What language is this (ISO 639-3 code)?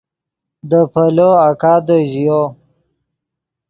ydg